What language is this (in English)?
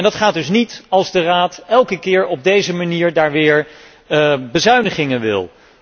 Dutch